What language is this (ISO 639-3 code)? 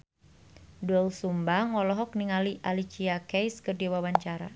sun